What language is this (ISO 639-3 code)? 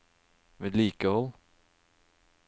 nor